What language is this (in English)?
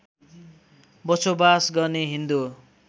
Nepali